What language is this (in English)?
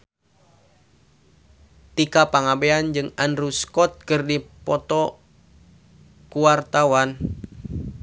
Sundanese